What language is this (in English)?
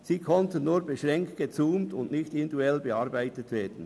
Swiss German